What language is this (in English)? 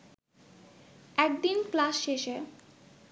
Bangla